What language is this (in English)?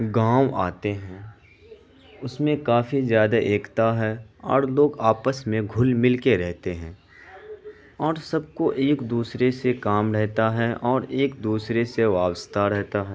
Urdu